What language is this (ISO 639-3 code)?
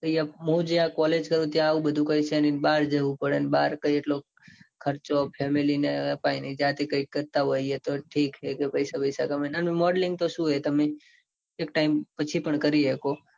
guj